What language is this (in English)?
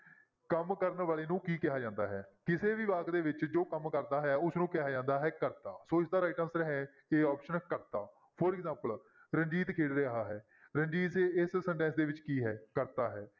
Punjabi